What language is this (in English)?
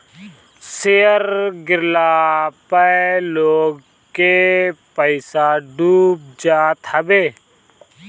Bhojpuri